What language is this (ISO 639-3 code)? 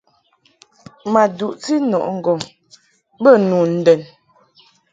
mhk